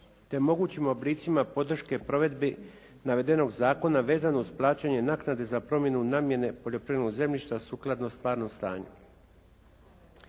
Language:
Croatian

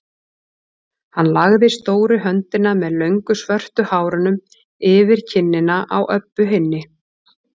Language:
Icelandic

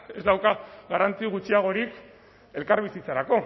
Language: Basque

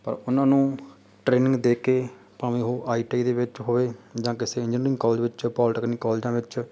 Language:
Punjabi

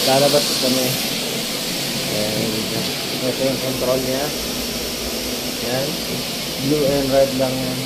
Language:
Filipino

